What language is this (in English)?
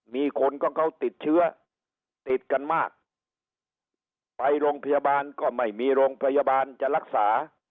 Thai